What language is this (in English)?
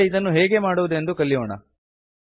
Kannada